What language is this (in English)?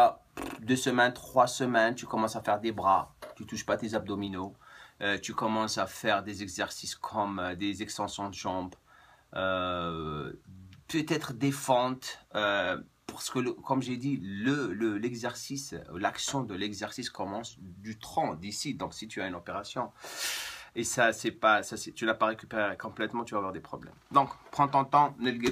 French